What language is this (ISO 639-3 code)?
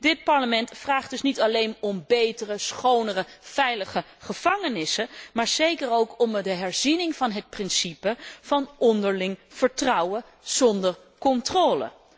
nld